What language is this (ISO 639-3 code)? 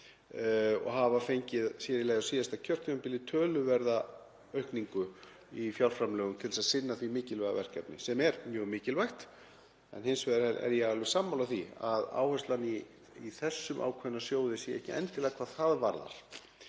isl